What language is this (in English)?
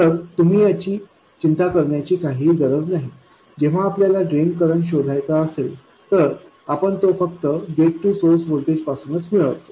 Marathi